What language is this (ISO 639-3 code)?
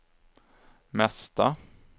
swe